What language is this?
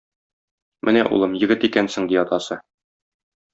Tatar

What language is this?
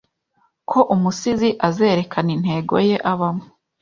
Kinyarwanda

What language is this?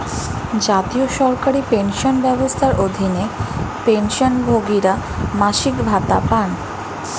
Bangla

